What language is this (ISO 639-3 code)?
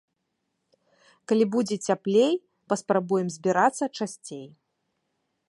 bel